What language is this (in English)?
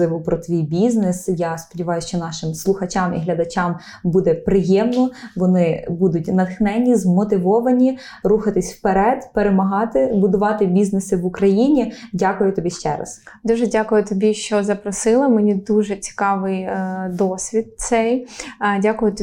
Ukrainian